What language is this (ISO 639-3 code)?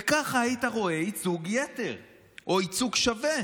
heb